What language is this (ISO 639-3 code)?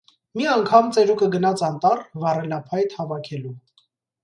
hye